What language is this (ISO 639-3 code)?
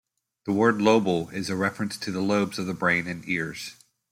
eng